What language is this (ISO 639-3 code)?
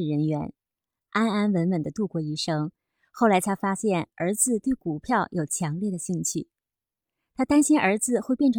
zho